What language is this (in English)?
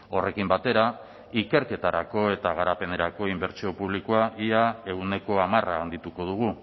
Basque